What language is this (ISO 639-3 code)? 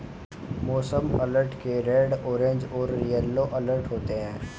hin